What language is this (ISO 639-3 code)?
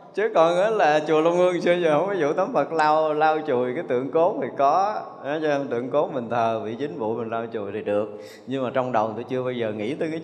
vie